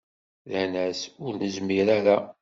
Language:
Kabyle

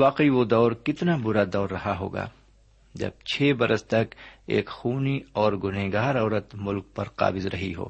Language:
Urdu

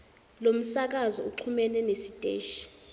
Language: Zulu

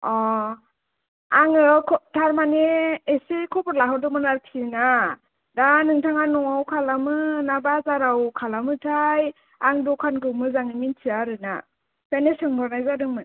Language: Bodo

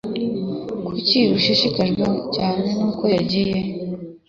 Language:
Kinyarwanda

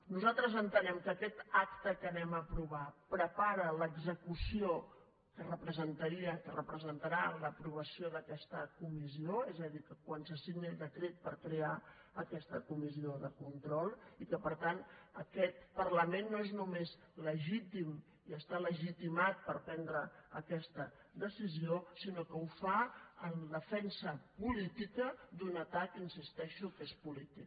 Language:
Catalan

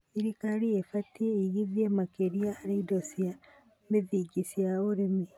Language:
Kikuyu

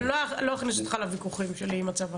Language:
Hebrew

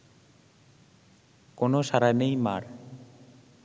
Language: Bangla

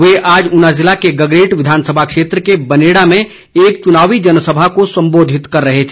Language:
Hindi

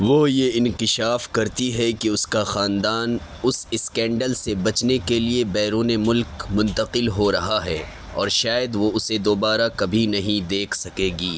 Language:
Urdu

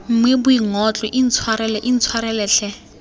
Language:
Tswana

